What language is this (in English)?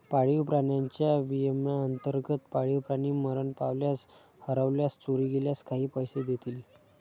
Marathi